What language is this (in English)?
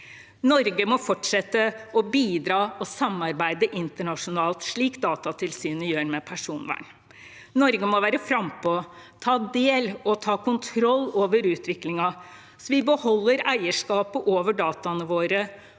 Norwegian